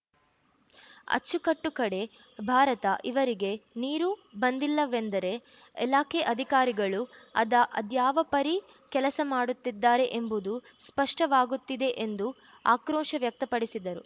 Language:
Kannada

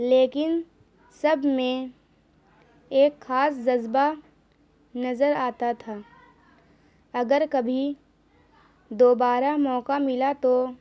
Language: Urdu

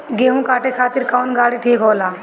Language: Bhojpuri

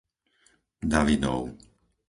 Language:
Slovak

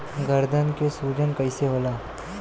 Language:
Bhojpuri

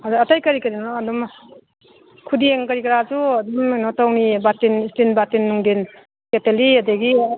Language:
Manipuri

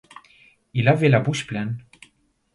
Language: French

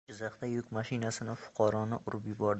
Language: Uzbek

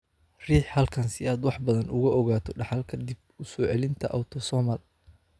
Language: Somali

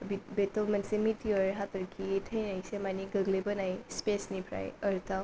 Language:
Bodo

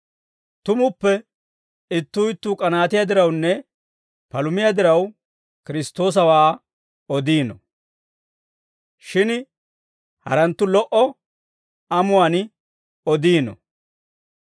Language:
Dawro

